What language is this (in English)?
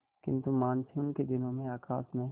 Hindi